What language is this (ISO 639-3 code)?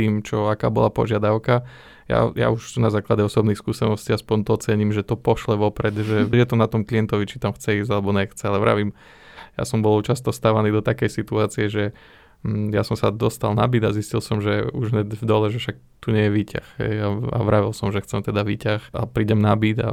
slk